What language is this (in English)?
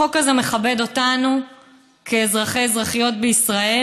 Hebrew